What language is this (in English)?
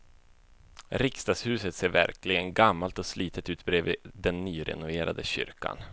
Swedish